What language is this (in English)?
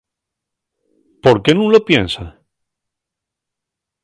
Asturian